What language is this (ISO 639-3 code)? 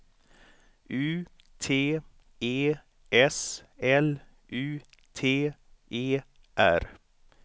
swe